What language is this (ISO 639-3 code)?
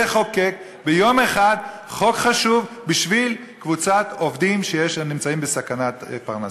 heb